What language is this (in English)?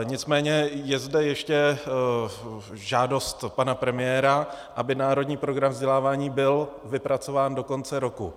Czech